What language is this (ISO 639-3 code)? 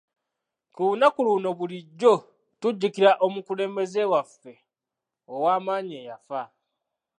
lug